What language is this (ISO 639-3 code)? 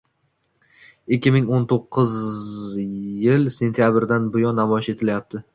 uzb